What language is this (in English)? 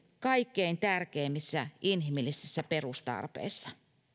Finnish